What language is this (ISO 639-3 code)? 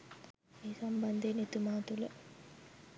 sin